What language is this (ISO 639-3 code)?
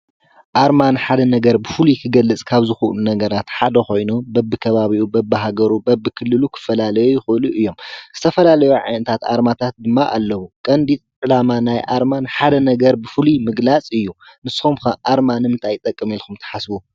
tir